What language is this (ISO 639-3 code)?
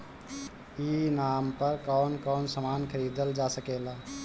bho